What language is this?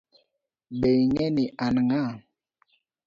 Luo (Kenya and Tanzania)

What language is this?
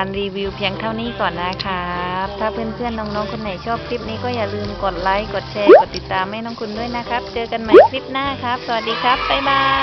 Thai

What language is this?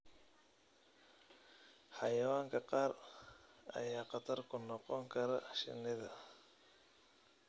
Somali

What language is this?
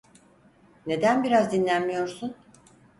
Turkish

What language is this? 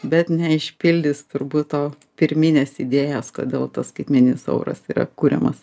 Lithuanian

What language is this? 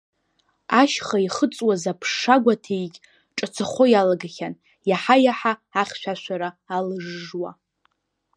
Abkhazian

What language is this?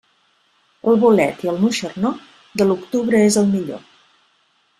Catalan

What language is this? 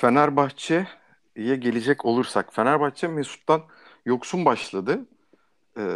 Turkish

